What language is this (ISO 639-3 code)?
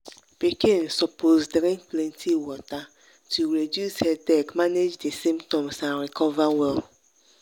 pcm